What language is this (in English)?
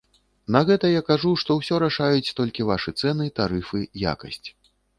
Belarusian